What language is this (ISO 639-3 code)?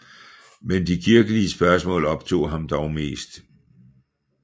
dan